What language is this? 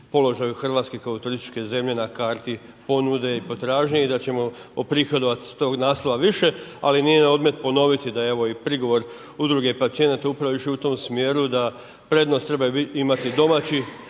Croatian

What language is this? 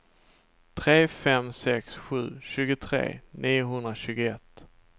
Swedish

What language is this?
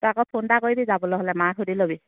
Assamese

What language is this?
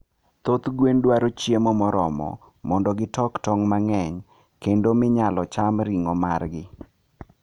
Luo (Kenya and Tanzania)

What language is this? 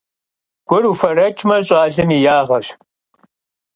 Kabardian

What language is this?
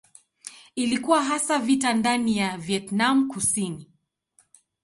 Swahili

